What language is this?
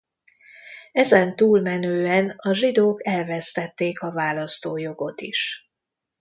Hungarian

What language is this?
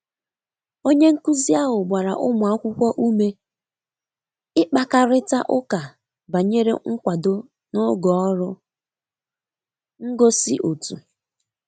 Igbo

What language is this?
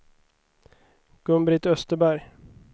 Swedish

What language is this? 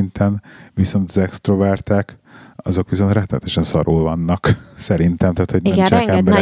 Hungarian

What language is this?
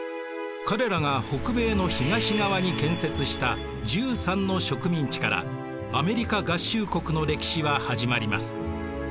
Japanese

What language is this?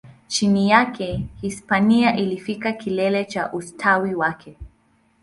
Swahili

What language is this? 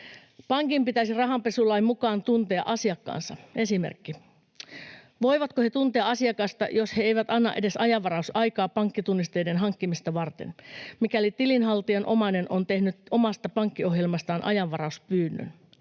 Finnish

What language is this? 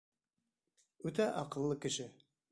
Bashkir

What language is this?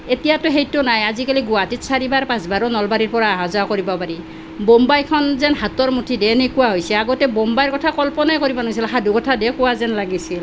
Assamese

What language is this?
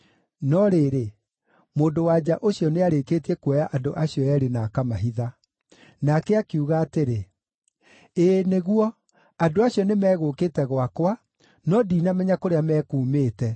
Kikuyu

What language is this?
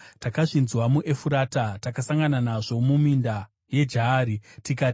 Shona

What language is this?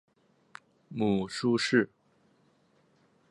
Chinese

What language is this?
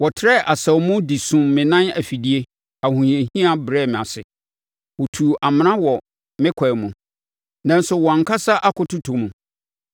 Akan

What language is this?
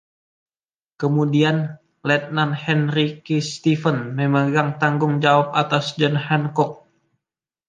Indonesian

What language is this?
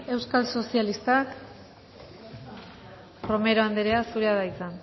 Basque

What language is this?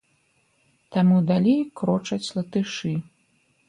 Belarusian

